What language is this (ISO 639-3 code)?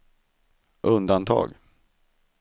swe